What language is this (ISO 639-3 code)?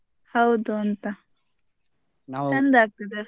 kan